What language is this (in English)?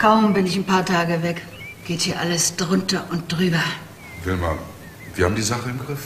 German